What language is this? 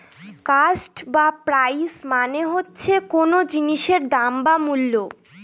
Bangla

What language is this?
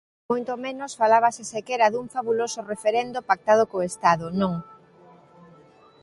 Galician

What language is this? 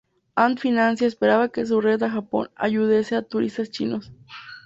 Spanish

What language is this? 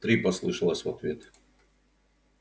Russian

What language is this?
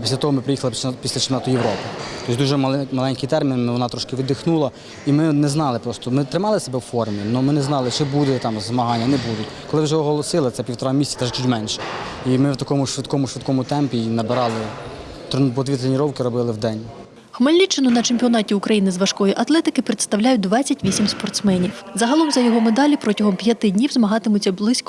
Ukrainian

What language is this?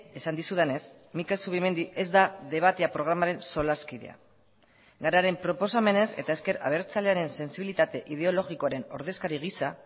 Basque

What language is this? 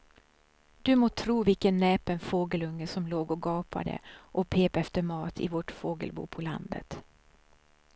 Swedish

